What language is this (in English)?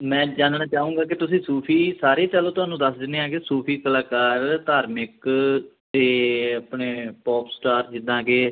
Punjabi